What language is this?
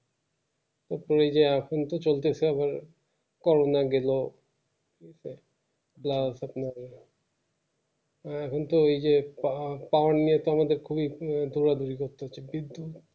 Bangla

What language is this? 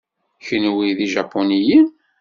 Kabyle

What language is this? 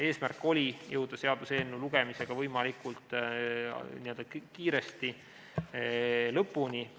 Estonian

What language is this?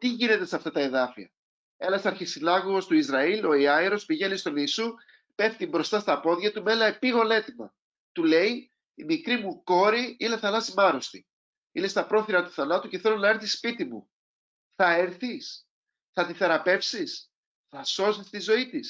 Greek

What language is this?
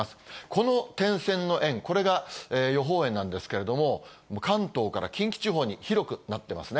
Japanese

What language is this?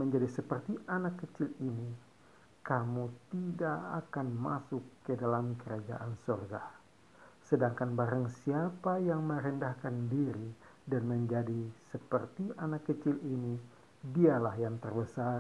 Indonesian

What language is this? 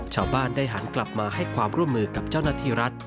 Thai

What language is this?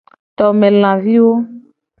Gen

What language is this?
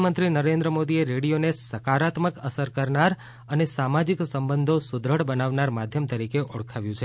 Gujarati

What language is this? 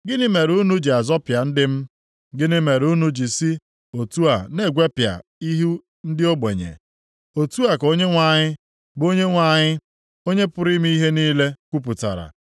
Igbo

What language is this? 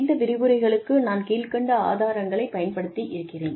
Tamil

